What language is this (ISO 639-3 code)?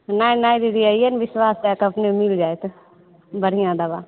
mai